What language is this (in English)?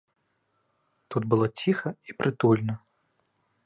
Belarusian